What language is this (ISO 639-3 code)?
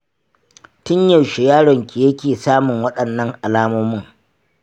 hau